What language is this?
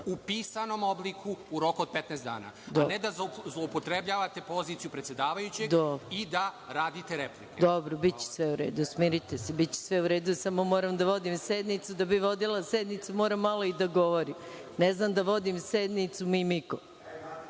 Serbian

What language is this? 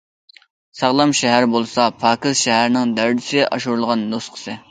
Uyghur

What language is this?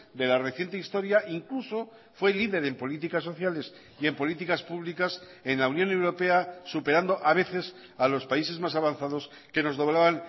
Spanish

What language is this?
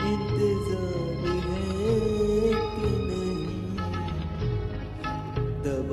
Hindi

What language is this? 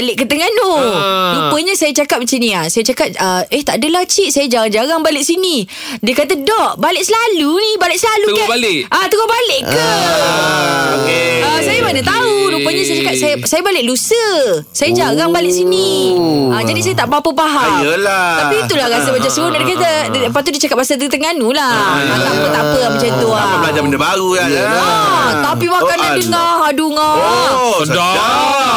Malay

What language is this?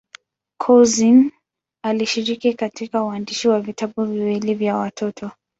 Swahili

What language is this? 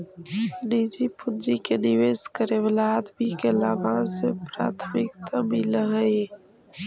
Magahi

